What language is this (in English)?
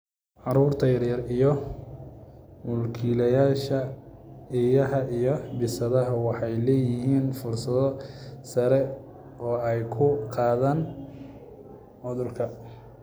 Somali